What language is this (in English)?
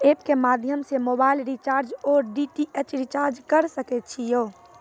Maithili